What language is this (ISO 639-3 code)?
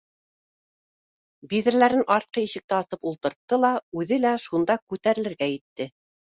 bak